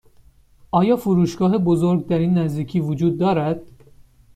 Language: Persian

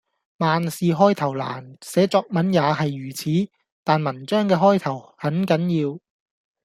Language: Cantonese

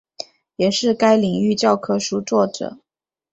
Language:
Chinese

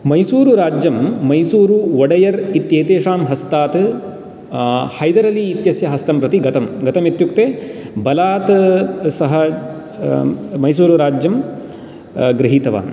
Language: Sanskrit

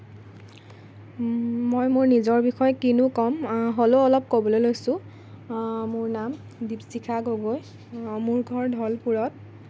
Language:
Assamese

